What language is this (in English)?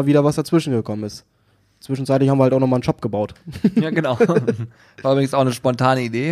German